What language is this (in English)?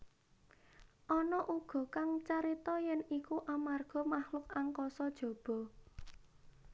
Javanese